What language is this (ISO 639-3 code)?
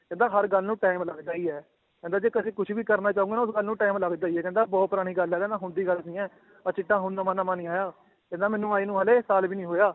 pan